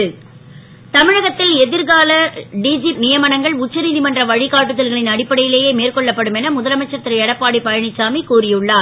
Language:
Tamil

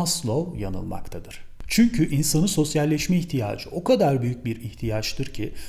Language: Turkish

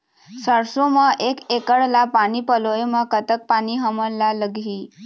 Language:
Chhattisgarhi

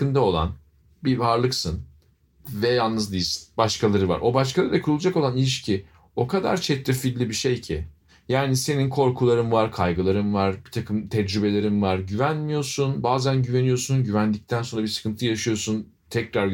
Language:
Turkish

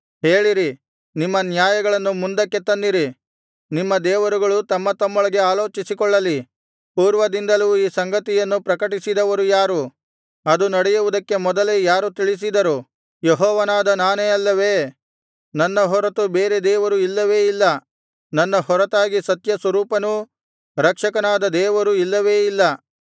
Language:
Kannada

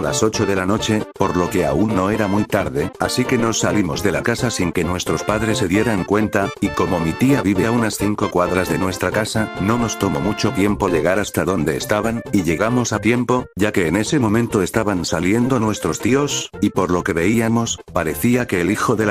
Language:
Spanish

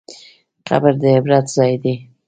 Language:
Pashto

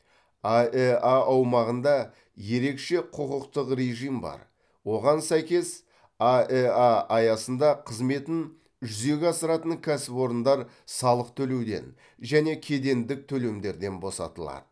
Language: Kazakh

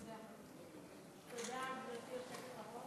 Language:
Hebrew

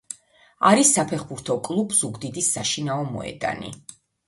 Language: Georgian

